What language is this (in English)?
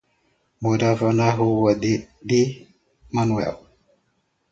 Portuguese